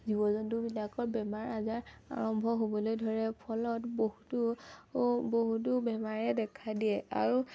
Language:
Assamese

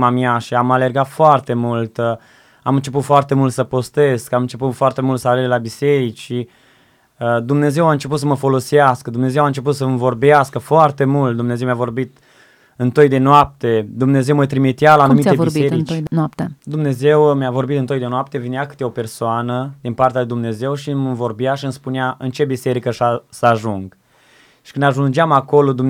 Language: Romanian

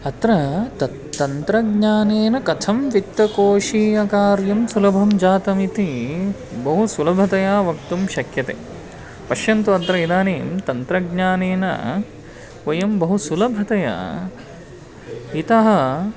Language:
Sanskrit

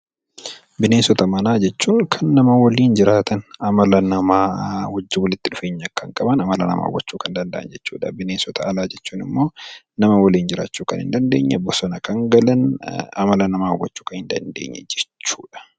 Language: Oromo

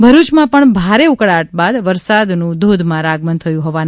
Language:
Gujarati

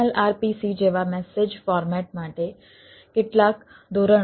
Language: Gujarati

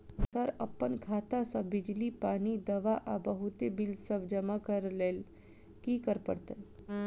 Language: Maithili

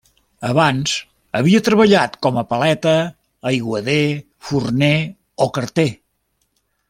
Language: Catalan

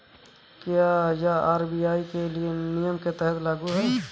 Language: Hindi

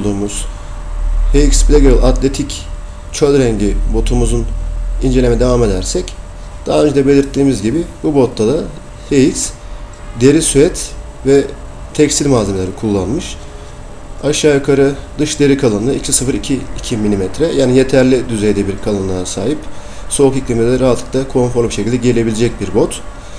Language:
Turkish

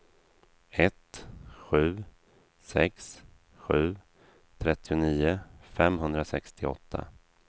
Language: Swedish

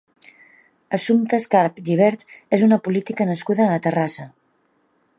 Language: Catalan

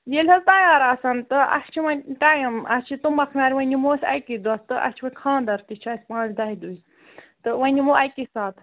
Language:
Kashmiri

